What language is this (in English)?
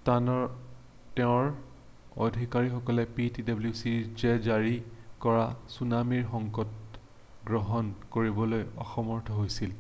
Assamese